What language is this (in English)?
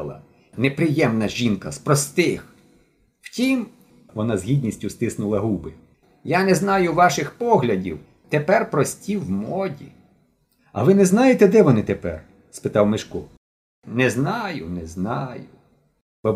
Ukrainian